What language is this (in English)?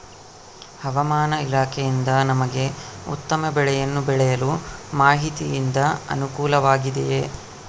Kannada